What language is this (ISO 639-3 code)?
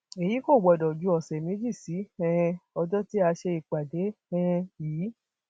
yor